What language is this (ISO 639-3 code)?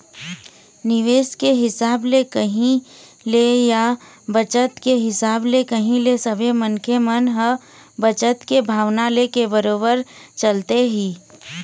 hne